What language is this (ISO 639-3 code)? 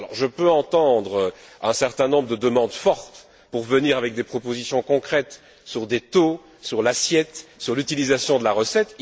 fra